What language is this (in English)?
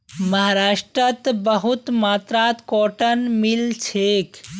Magahi